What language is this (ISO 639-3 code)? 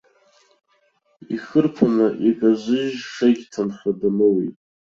abk